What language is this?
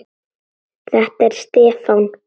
Icelandic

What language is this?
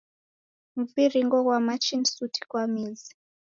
Taita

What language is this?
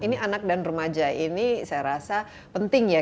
Indonesian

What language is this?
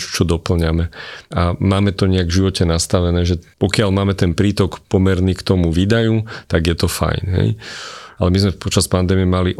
Slovak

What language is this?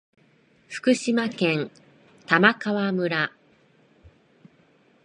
Japanese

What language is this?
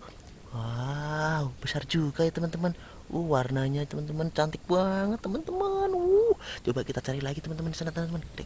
Indonesian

